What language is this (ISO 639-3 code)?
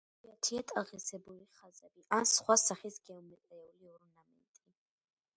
kat